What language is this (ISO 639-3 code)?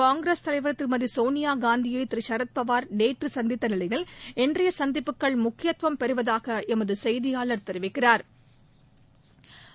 tam